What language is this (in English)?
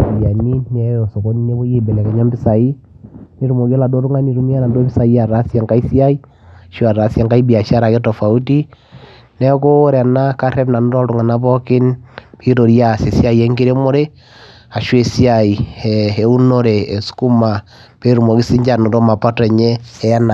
Masai